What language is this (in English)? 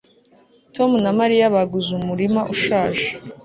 Kinyarwanda